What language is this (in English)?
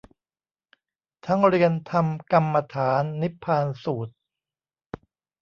Thai